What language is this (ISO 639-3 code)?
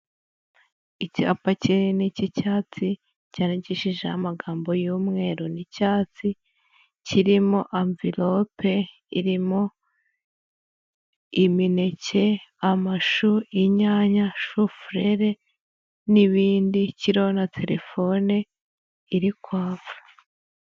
kin